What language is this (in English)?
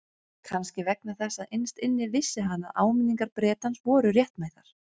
Icelandic